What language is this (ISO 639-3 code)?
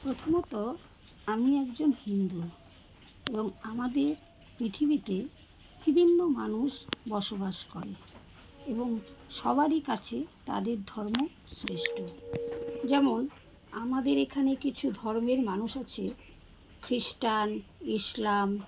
ben